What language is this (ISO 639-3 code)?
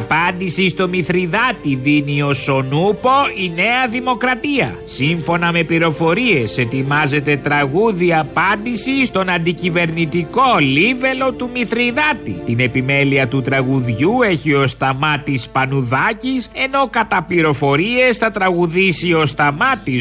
ell